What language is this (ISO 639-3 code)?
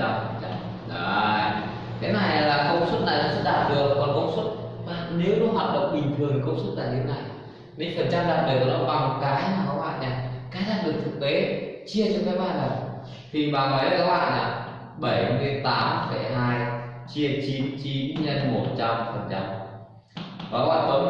vie